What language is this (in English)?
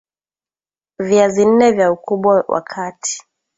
Swahili